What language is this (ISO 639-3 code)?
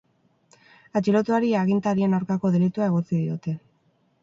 eus